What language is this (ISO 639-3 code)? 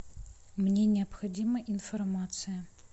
rus